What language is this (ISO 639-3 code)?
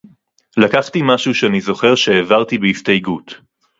heb